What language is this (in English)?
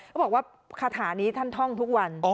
Thai